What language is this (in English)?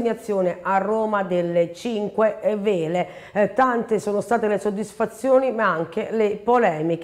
Italian